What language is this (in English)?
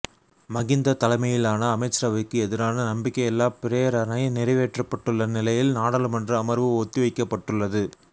Tamil